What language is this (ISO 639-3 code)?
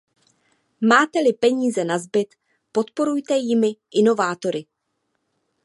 ces